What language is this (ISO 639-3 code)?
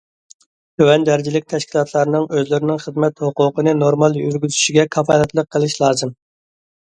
uig